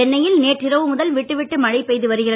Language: Tamil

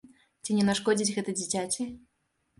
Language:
Belarusian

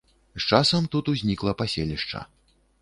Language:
Belarusian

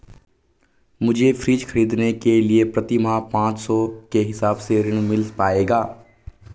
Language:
Hindi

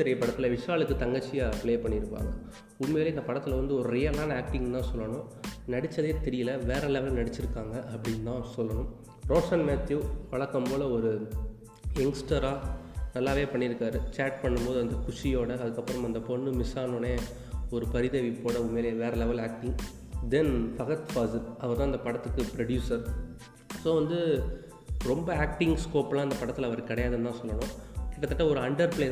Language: Tamil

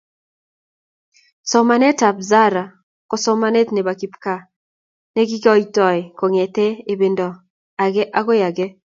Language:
Kalenjin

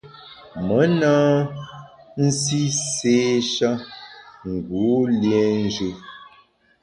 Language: Bamun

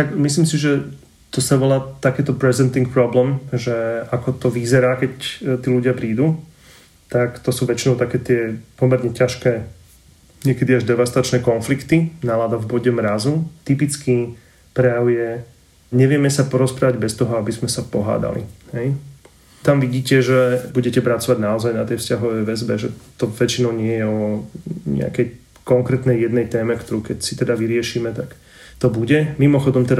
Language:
Slovak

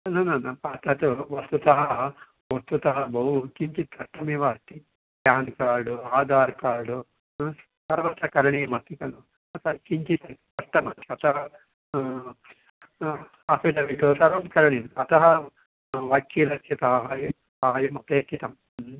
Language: Sanskrit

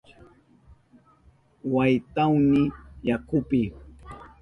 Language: Southern Pastaza Quechua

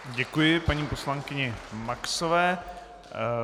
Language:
Czech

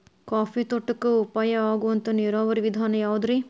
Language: Kannada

